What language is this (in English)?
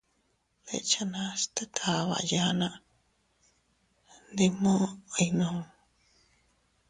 Teutila Cuicatec